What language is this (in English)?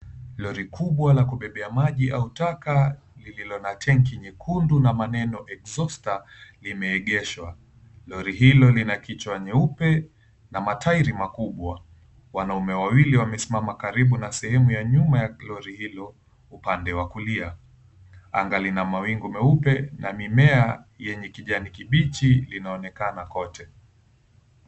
Swahili